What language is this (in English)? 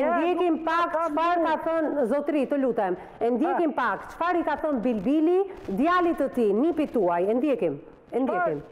Romanian